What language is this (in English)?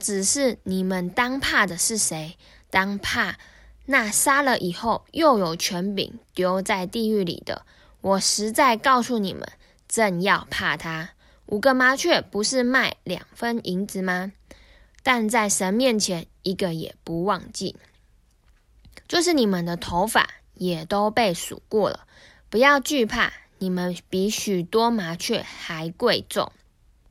Chinese